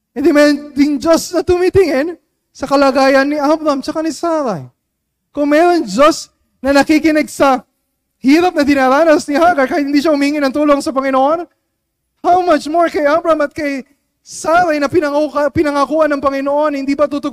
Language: Filipino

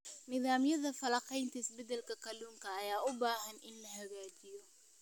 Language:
Somali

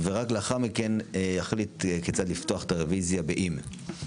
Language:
Hebrew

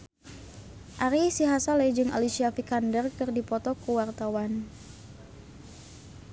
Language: Sundanese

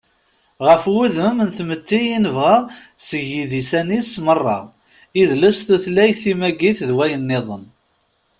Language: Kabyle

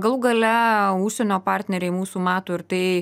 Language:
Lithuanian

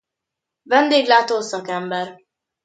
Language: Hungarian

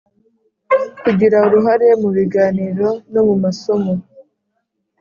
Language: Kinyarwanda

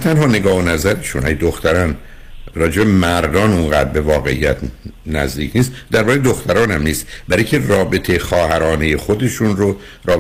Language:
Persian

